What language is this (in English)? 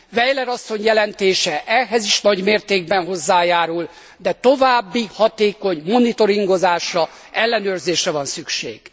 Hungarian